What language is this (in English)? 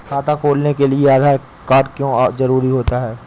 Hindi